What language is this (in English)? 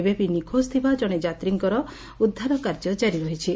Odia